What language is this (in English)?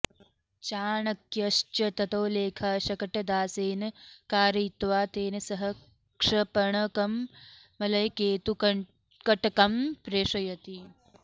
Sanskrit